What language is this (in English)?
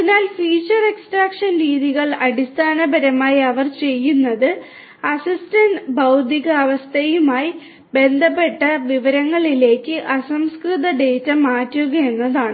Malayalam